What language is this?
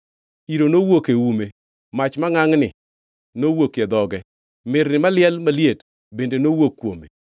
Luo (Kenya and Tanzania)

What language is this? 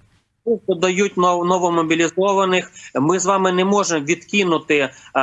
Ukrainian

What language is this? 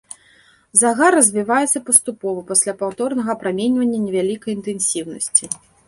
Belarusian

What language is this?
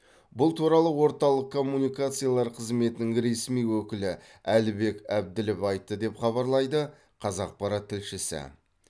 Kazakh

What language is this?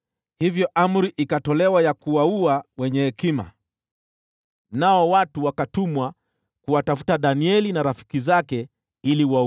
Swahili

